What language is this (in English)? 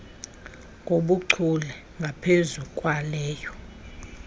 Xhosa